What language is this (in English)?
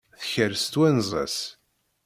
Kabyle